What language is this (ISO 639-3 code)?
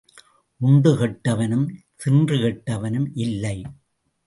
tam